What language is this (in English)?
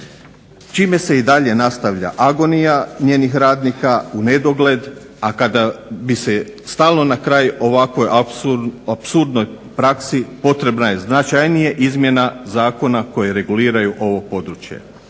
Croatian